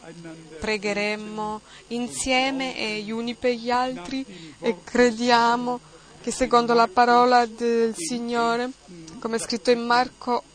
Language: Italian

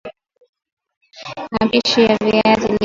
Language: Swahili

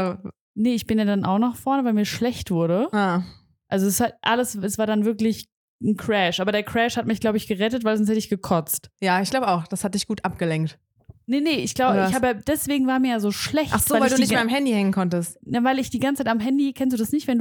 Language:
German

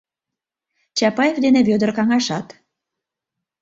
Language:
Mari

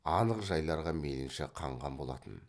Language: Kazakh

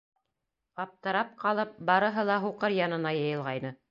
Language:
Bashkir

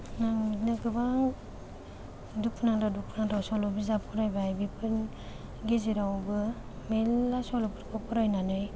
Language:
Bodo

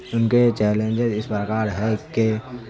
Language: Urdu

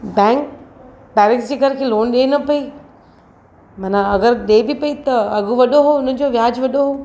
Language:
Sindhi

